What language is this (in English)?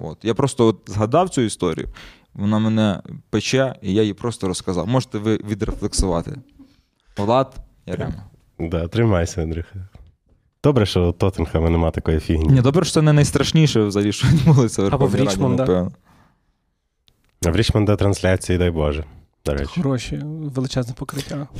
Ukrainian